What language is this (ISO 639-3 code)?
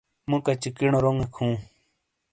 scl